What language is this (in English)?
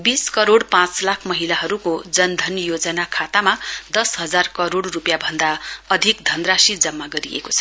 Nepali